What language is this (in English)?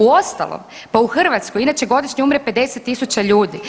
Croatian